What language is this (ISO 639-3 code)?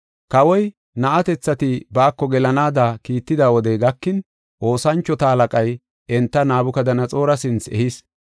gof